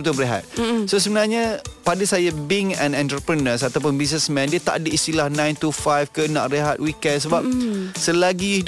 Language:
Malay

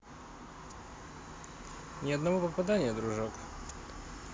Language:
Russian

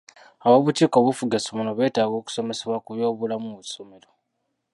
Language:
Ganda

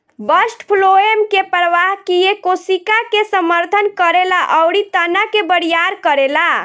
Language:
Bhojpuri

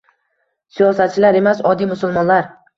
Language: Uzbek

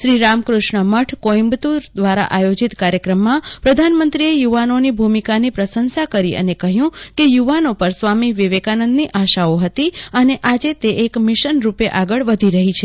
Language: Gujarati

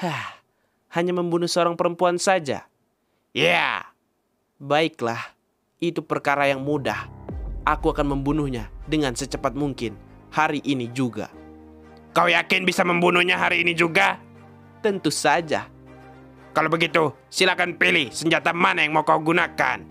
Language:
Indonesian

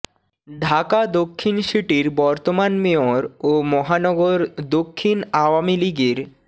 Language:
Bangla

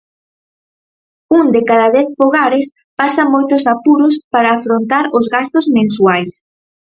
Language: Galician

